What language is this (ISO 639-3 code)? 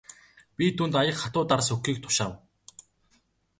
mon